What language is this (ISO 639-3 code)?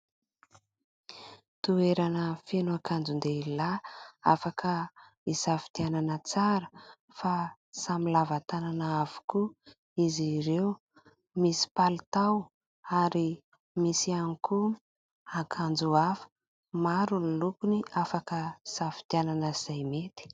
mlg